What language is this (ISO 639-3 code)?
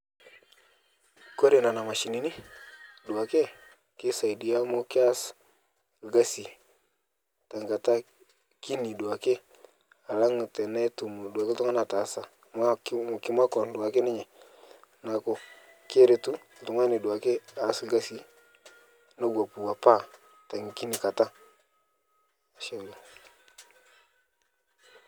mas